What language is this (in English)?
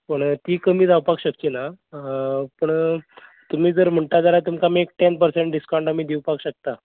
Konkani